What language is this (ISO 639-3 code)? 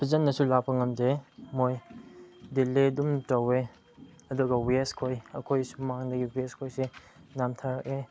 mni